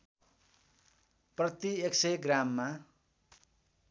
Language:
Nepali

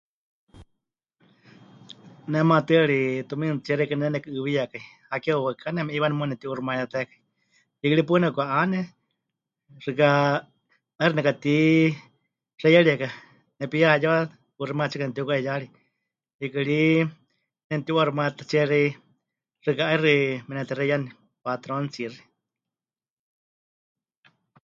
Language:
Huichol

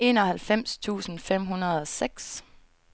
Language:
Danish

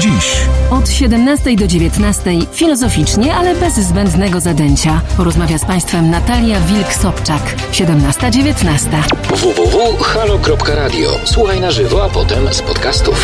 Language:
Polish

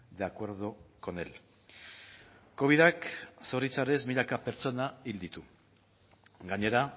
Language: Basque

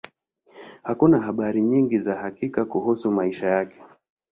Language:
Swahili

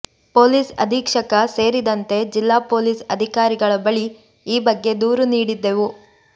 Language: Kannada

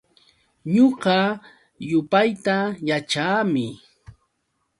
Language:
Yauyos Quechua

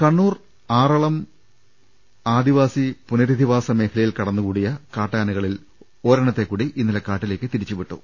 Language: Malayalam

